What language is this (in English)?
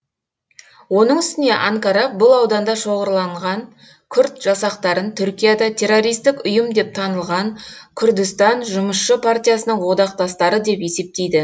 Kazakh